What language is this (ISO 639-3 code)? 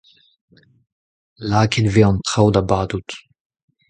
bre